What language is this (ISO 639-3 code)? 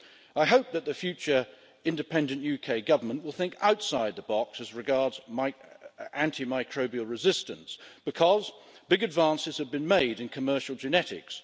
eng